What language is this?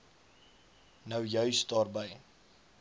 Afrikaans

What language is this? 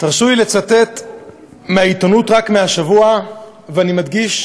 Hebrew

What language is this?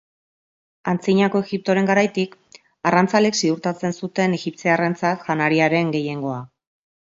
Basque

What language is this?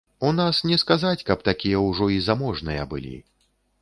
Belarusian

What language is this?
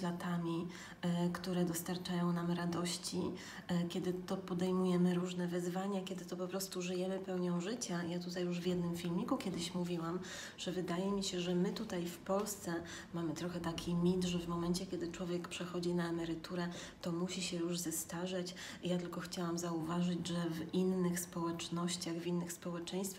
Polish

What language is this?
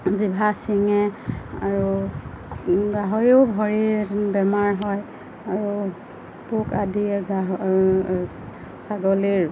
Assamese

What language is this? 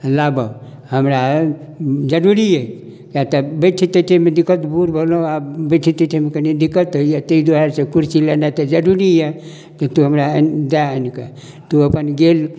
Maithili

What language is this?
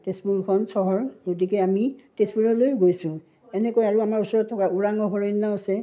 Assamese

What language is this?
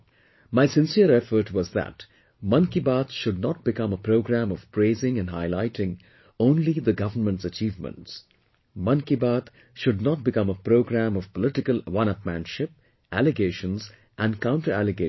English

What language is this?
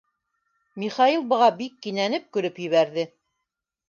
Bashkir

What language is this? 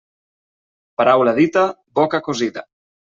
Catalan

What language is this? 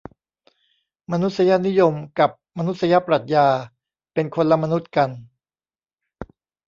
Thai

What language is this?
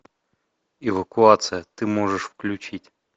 Russian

